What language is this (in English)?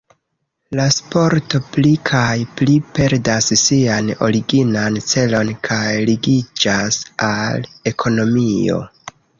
Esperanto